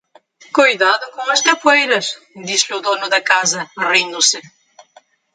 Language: Portuguese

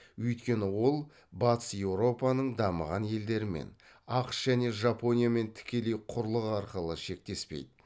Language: Kazakh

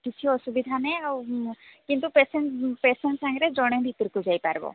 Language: Odia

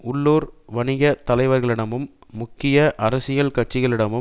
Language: Tamil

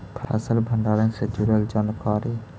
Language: Magahi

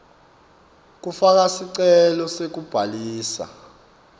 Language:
Swati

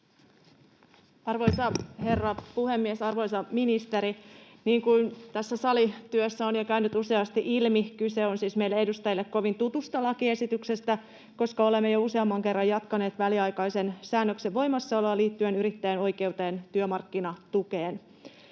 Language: Finnish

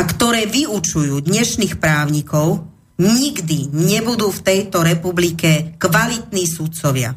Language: Slovak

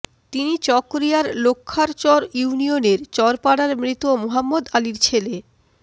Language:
Bangla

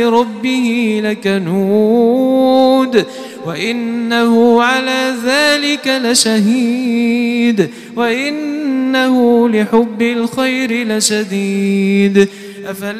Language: Arabic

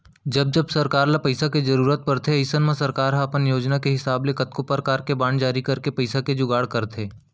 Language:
Chhattisgarhi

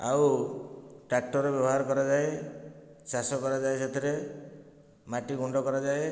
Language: Odia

